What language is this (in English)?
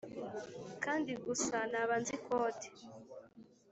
Kinyarwanda